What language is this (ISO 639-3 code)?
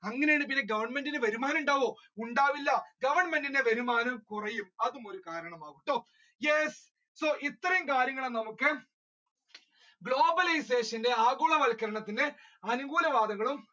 mal